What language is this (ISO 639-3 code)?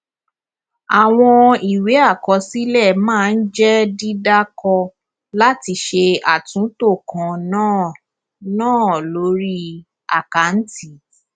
yor